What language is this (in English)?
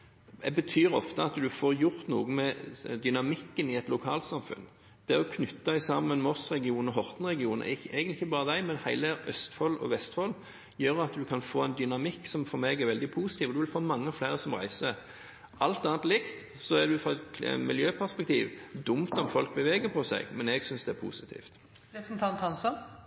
Norwegian Bokmål